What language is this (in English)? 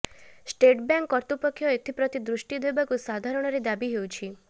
Odia